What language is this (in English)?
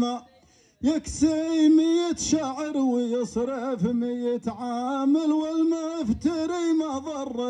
Arabic